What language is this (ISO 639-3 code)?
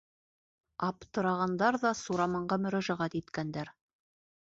bak